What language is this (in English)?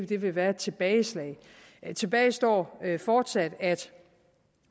Danish